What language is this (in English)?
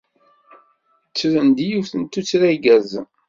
Kabyle